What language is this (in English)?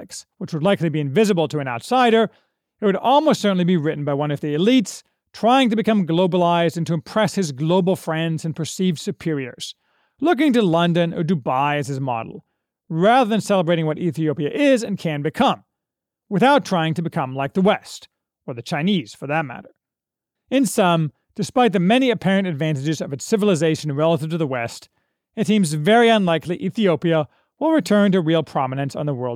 English